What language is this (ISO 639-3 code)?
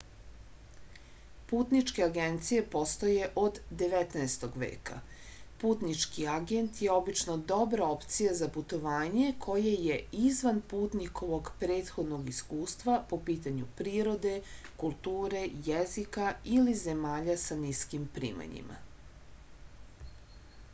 srp